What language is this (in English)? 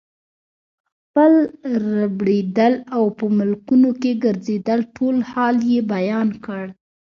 Pashto